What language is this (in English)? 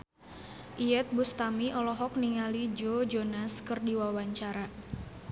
Sundanese